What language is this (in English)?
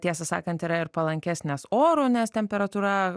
Lithuanian